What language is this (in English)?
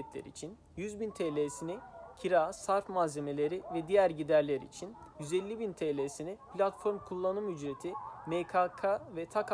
Turkish